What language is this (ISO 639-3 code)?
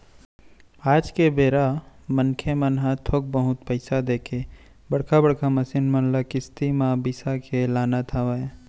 hne